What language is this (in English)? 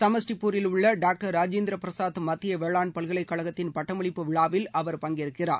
Tamil